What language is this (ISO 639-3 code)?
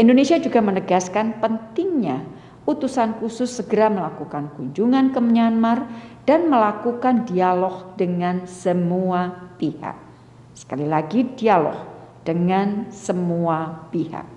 ind